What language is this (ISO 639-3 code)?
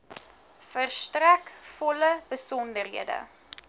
afr